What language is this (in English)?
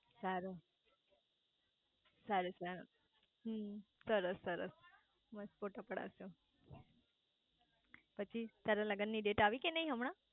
Gujarati